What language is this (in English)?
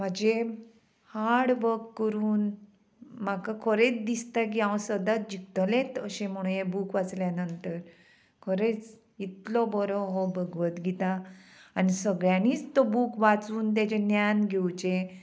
Konkani